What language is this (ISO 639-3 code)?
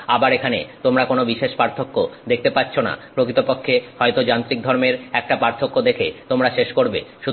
ben